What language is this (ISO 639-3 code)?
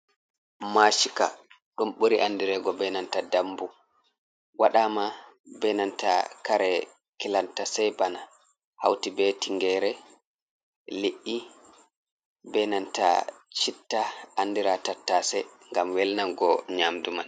ful